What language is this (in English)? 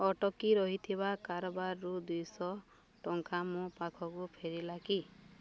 Odia